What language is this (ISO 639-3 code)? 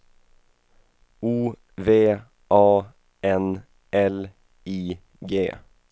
swe